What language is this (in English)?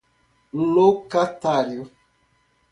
Portuguese